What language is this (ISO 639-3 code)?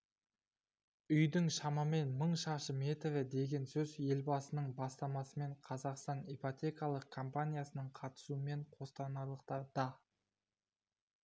kaz